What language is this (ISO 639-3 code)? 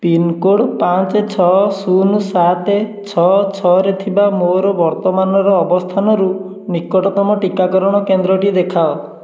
ori